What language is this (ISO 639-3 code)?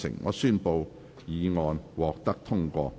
yue